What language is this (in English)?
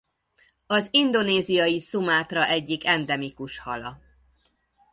Hungarian